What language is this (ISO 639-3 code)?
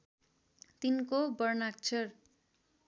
nep